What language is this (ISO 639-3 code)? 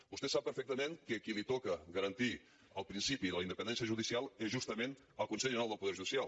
cat